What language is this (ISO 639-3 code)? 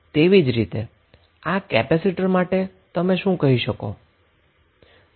guj